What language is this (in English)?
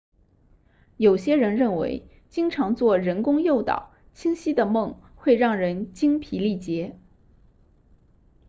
Chinese